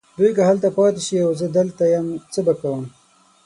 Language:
Pashto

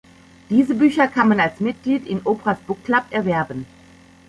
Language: German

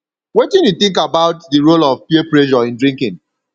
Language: Nigerian Pidgin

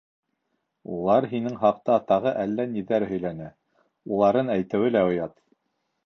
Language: Bashkir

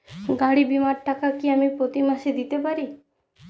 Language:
Bangla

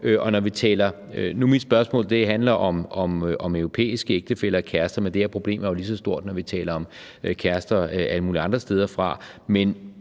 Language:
Danish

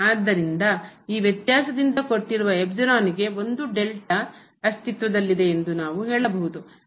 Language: Kannada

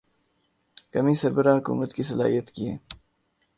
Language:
Urdu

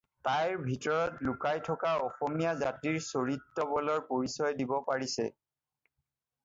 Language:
Assamese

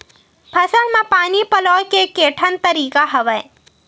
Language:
Chhattisgarhi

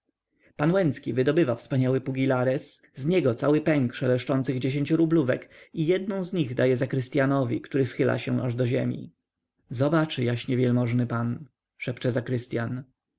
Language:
Polish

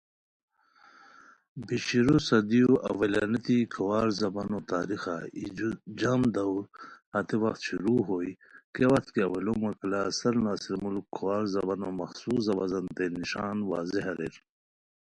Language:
Khowar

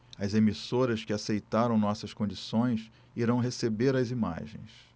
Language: Portuguese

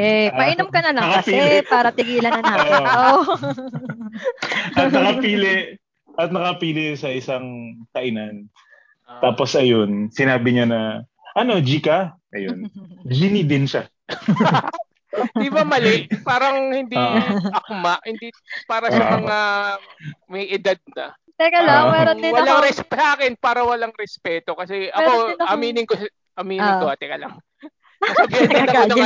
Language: Filipino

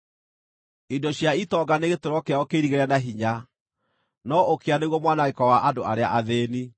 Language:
Kikuyu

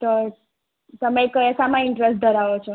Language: Gujarati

